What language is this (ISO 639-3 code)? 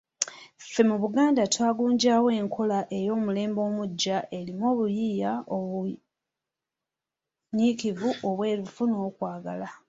lug